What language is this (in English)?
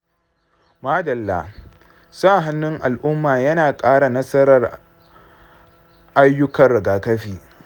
Hausa